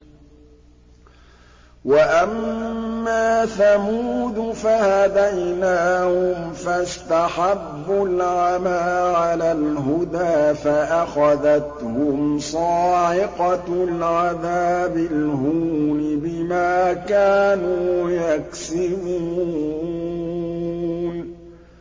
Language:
Arabic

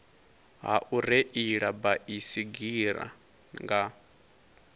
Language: Venda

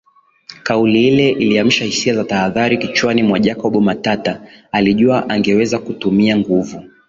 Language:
Swahili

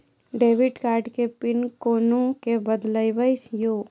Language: Maithili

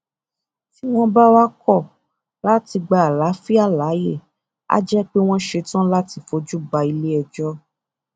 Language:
Yoruba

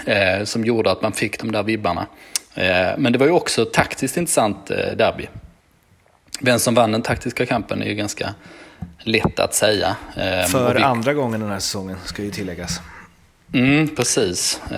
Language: Swedish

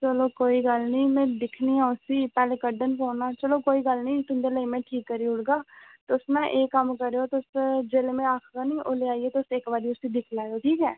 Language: Dogri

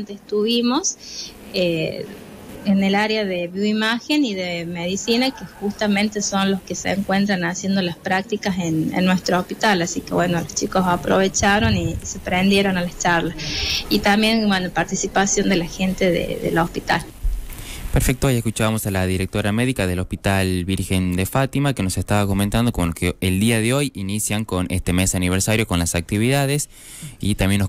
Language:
Spanish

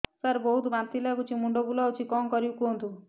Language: Odia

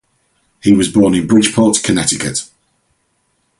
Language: English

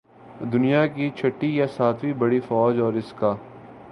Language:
Urdu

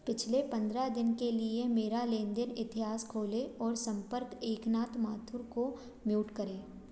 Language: Hindi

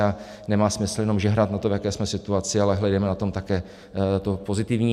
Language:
Czech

